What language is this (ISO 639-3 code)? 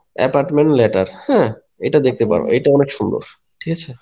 ben